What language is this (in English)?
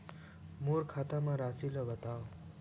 Chhattisgarhi